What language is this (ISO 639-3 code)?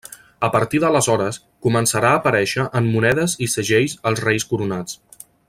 cat